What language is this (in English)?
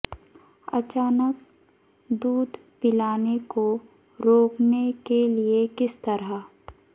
Urdu